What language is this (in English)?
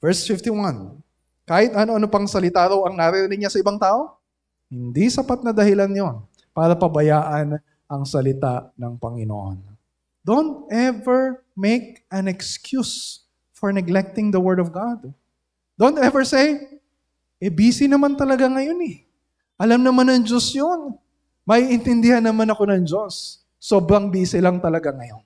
Filipino